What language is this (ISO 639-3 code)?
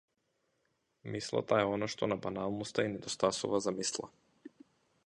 mkd